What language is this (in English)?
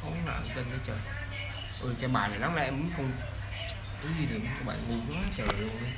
Vietnamese